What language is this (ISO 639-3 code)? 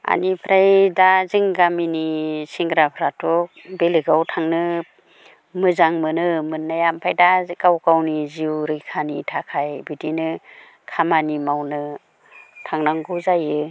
brx